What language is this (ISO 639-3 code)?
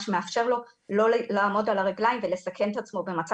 heb